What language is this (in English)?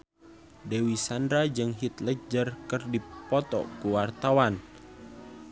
Sundanese